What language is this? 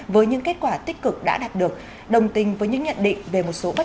Vietnamese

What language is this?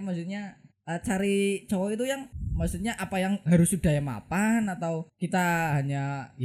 Indonesian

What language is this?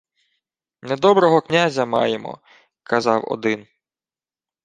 Ukrainian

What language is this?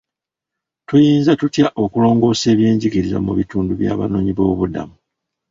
Ganda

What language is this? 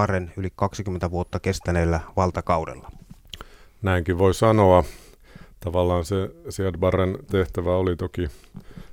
Finnish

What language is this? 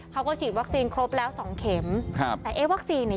Thai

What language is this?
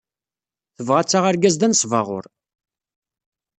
Kabyle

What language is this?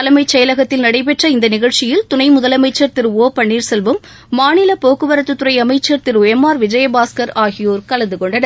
Tamil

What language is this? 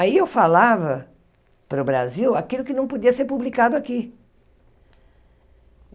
Portuguese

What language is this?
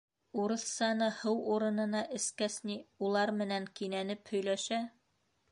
Bashkir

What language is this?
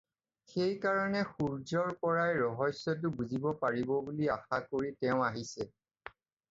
Assamese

